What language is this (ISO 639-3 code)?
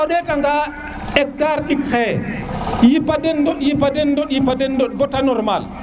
srr